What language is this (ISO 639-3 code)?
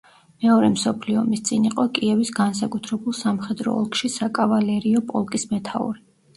kat